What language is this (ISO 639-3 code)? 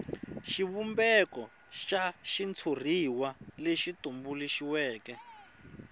tso